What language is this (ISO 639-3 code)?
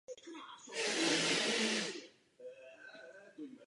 ces